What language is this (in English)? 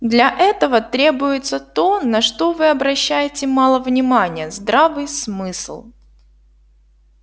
Russian